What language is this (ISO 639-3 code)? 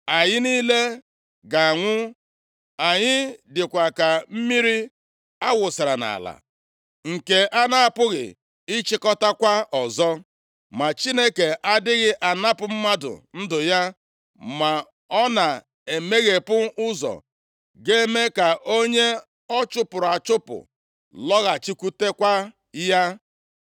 ibo